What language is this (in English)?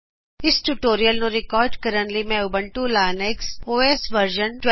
Punjabi